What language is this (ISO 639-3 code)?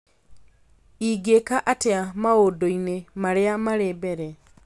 kik